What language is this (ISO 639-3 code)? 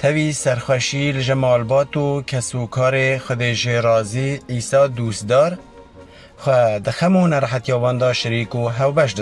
fas